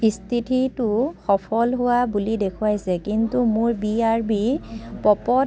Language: Assamese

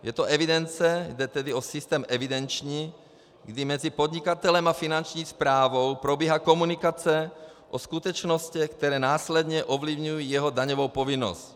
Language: Czech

